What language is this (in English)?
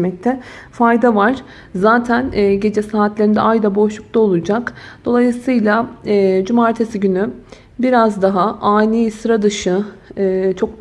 Turkish